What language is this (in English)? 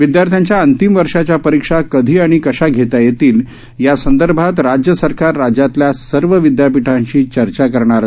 Marathi